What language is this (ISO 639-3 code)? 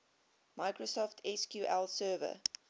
eng